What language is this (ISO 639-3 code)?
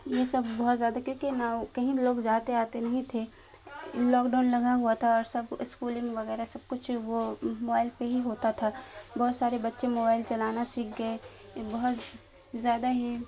urd